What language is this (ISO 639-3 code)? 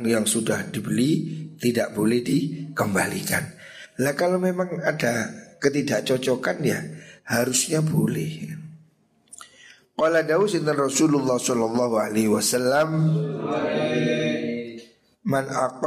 ind